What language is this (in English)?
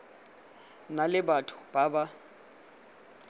Tswana